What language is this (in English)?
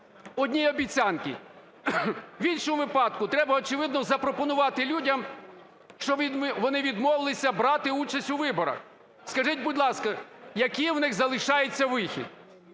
Ukrainian